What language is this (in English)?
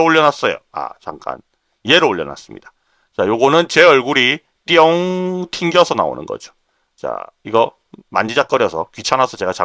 Korean